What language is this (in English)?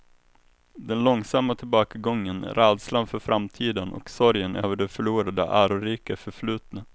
Swedish